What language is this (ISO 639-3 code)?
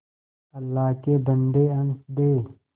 hin